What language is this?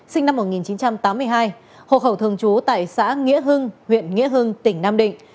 Vietnamese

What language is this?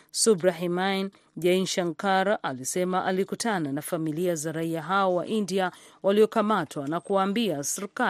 Swahili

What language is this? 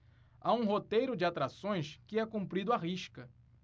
Portuguese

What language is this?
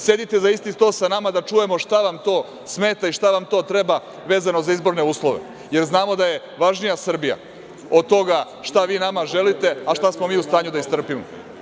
Serbian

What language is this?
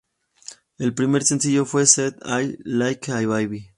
Spanish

